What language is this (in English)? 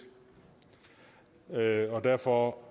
Danish